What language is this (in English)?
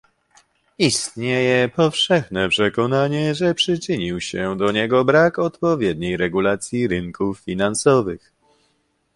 Polish